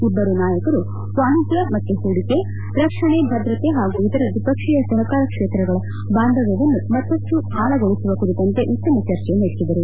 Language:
Kannada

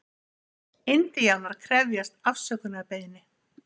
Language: Icelandic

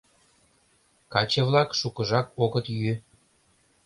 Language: Mari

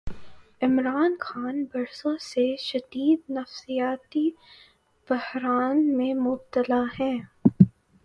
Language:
Urdu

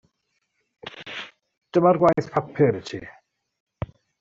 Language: Welsh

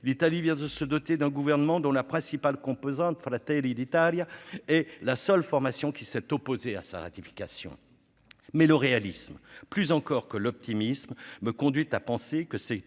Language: French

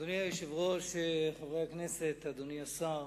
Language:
Hebrew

